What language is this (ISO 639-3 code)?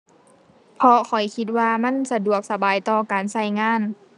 tha